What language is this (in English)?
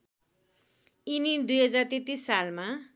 Nepali